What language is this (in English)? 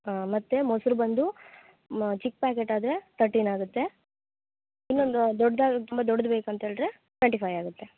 Kannada